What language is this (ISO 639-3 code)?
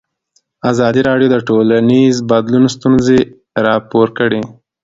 pus